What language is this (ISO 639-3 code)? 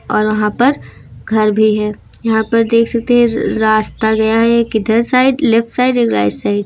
hin